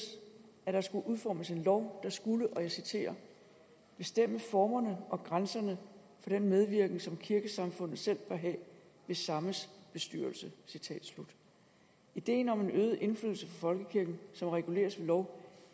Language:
Danish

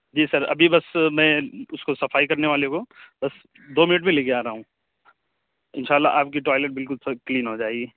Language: Urdu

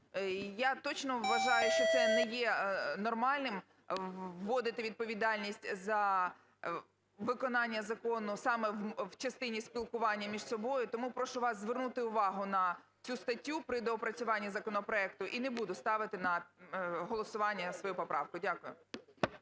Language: Ukrainian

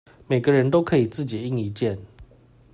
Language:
Chinese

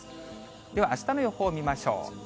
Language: Japanese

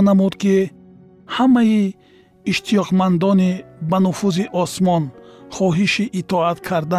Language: Persian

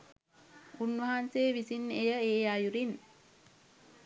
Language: Sinhala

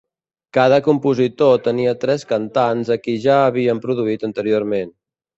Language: Catalan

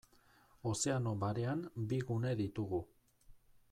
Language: Basque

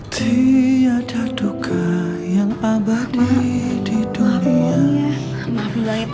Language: Indonesian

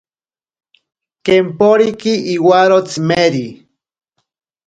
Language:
Ashéninka Perené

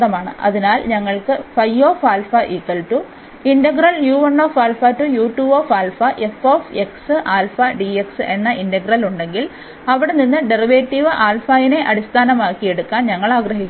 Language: Malayalam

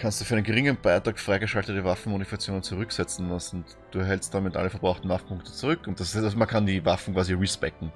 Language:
German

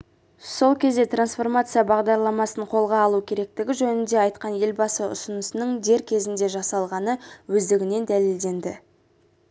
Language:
Kazakh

